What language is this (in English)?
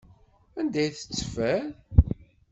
Kabyle